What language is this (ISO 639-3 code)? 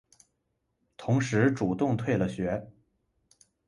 zho